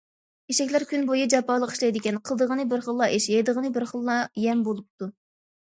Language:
Uyghur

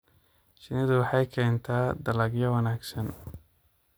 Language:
Somali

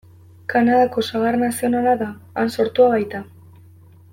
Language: Basque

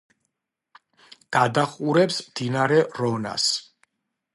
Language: Georgian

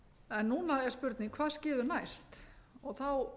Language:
Icelandic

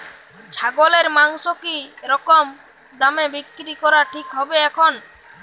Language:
Bangla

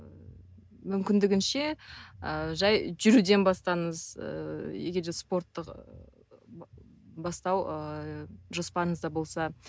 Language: Kazakh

